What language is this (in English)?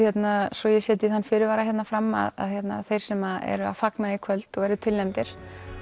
Icelandic